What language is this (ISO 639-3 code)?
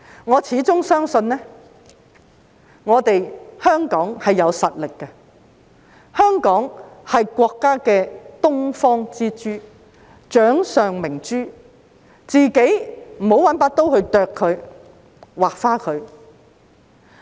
yue